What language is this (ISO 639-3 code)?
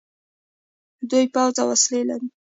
pus